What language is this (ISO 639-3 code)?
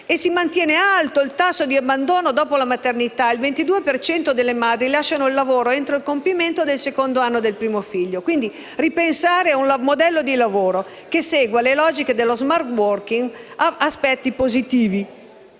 ita